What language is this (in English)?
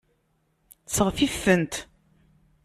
Kabyle